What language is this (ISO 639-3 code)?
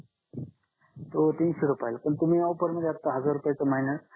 mar